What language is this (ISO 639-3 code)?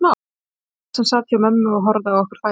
isl